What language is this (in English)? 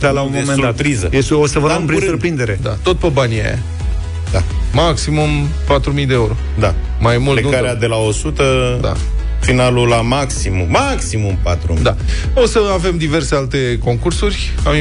Romanian